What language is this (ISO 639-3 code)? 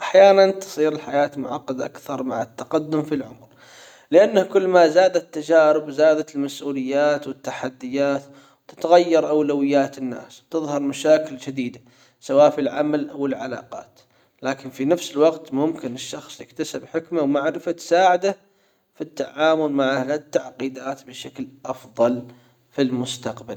acw